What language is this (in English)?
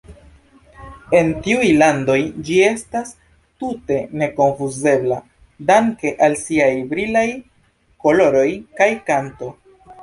Esperanto